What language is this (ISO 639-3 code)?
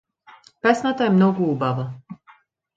mkd